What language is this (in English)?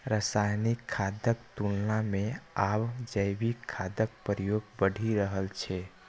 Maithili